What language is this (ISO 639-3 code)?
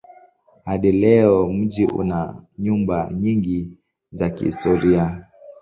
swa